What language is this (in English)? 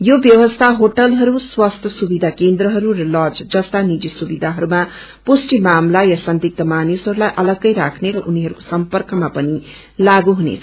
Nepali